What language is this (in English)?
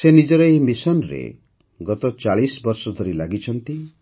Odia